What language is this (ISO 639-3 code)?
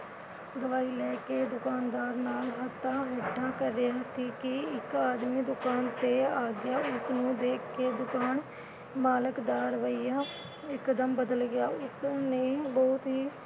pan